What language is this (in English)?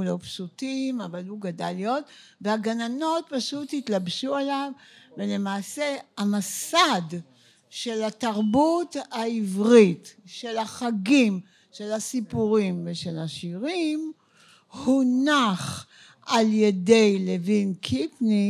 Hebrew